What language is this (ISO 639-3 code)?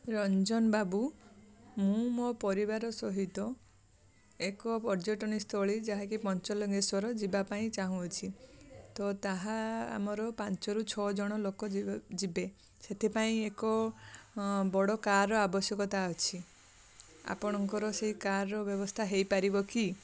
ori